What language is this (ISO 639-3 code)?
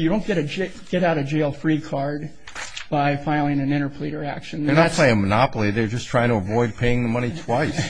eng